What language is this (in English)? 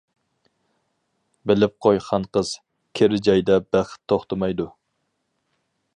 Uyghur